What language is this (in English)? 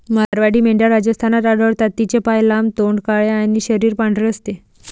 Marathi